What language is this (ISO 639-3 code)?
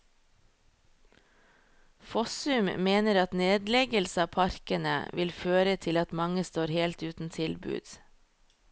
nor